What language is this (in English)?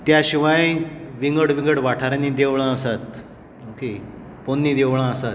Konkani